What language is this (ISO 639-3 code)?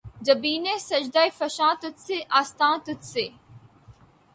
urd